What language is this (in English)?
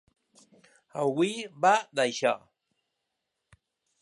Catalan